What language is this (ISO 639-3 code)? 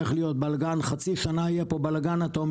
heb